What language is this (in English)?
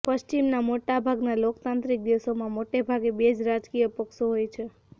Gujarati